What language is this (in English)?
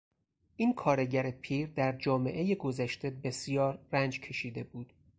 Persian